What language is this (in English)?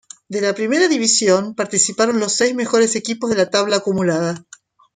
Spanish